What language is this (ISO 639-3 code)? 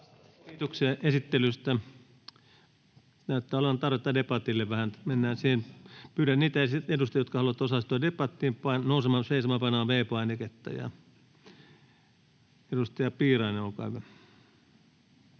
fin